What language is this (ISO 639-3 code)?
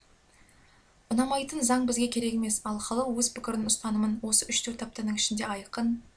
kaz